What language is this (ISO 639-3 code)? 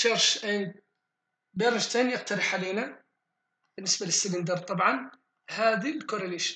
ara